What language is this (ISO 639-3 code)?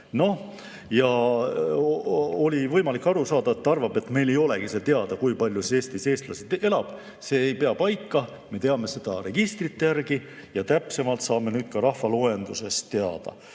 est